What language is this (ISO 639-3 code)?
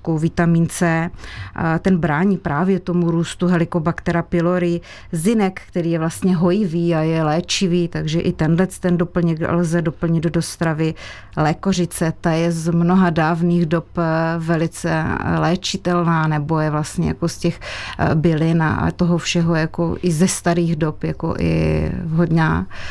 ces